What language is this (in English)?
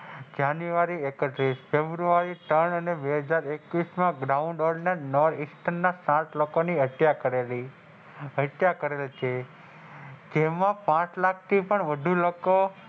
Gujarati